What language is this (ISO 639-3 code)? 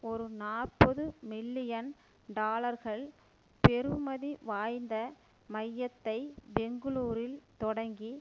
tam